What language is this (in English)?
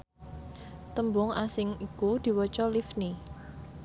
Javanese